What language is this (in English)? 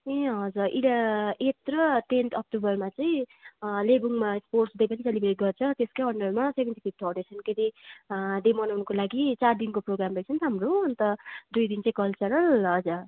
Nepali